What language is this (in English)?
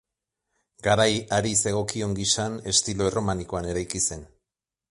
Basque